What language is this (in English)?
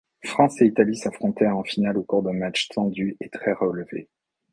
French